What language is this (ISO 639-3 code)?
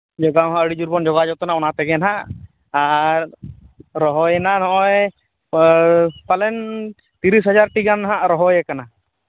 sat